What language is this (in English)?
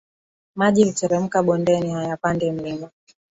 Swahili